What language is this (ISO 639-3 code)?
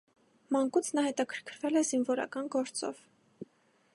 hye